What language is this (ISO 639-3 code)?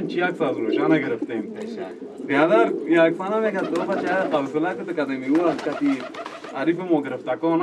ron